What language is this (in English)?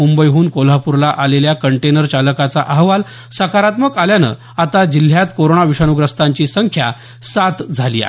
Marathi